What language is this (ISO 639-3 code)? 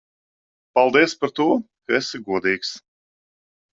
lav